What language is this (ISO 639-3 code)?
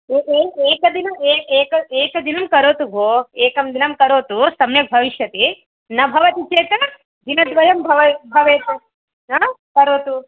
san